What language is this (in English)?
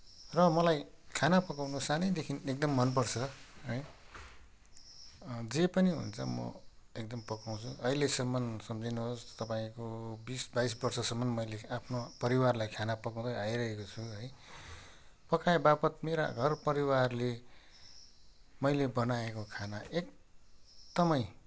Nepali